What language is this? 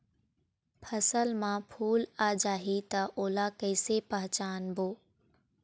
Chhattisgarhi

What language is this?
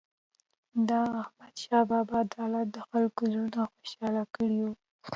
Pashto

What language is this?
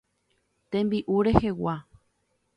Guarani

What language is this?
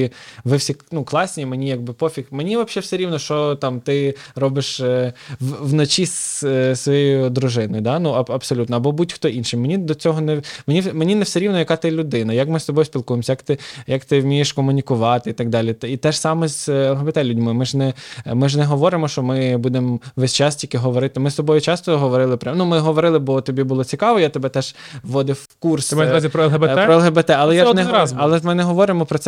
Ukrainian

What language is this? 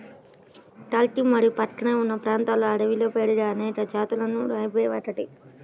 Telugu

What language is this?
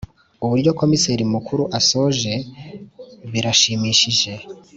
Kinyarwanda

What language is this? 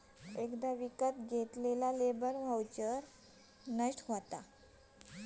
Marathi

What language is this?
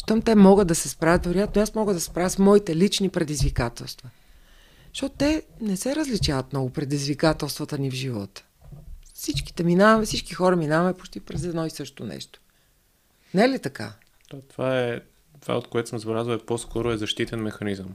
Bulgarian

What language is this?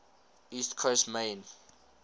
English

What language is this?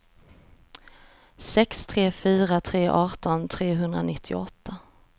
Swedish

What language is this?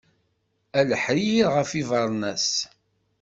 Kabyle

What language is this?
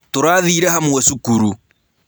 Kikuyu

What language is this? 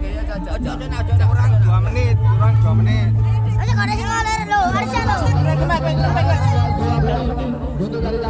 Indonesian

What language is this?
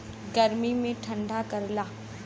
Bhojpuri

